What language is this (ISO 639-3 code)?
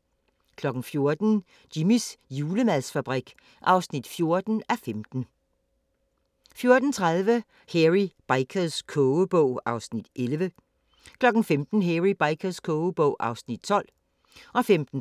dan